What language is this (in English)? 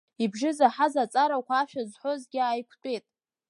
Abkhazian